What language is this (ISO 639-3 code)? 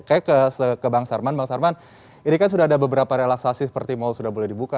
ind